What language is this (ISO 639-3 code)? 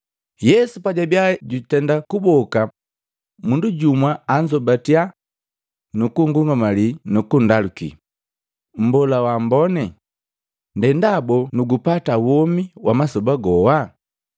mgv